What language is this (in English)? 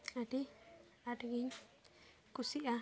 Santali